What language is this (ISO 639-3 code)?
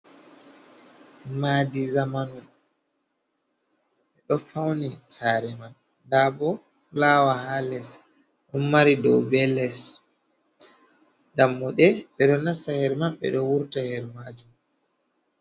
ful